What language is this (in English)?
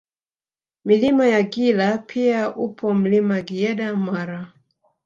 Swahili